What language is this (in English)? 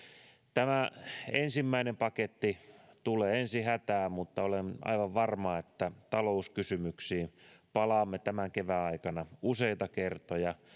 Finnish